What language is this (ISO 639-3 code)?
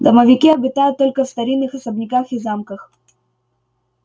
rus